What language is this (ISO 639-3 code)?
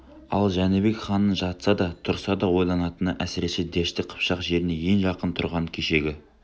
kaz